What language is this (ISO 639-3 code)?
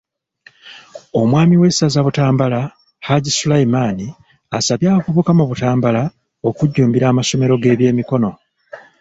lug